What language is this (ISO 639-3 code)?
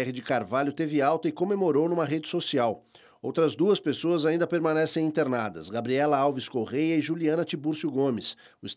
por